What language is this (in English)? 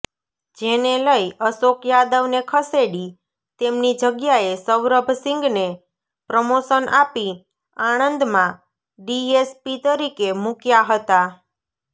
Gujarati